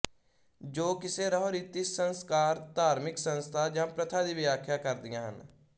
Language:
Punjabi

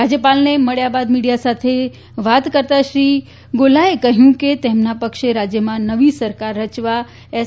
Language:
Gujarati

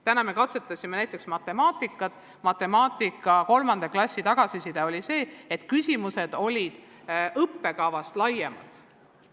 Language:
Estonian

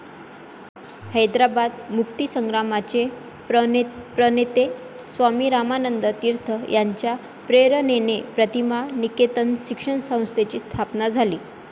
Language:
Marathi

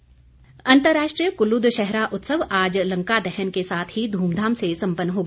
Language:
Hindi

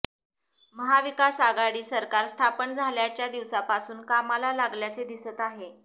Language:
Marathi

